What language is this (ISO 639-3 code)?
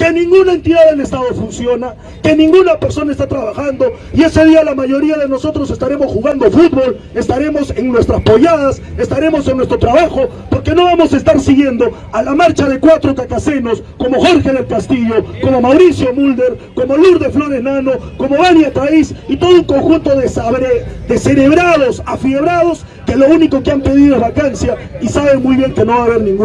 spa